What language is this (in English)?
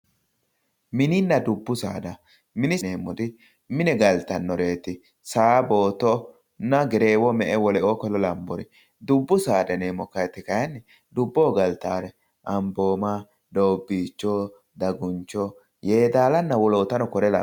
Sidamo